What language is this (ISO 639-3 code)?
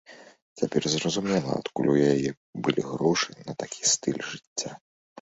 bel